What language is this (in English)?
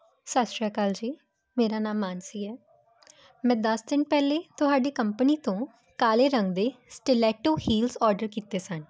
Punjabi